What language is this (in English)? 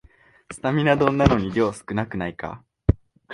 Japanese